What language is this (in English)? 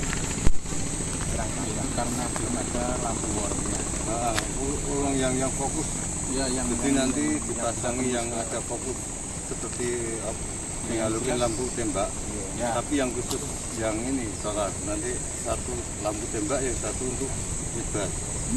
Indonesian